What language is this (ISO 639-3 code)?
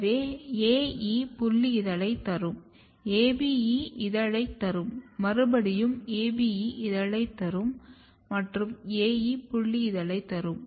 tam